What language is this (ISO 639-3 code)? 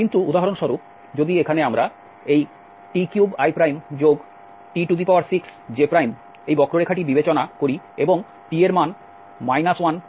ben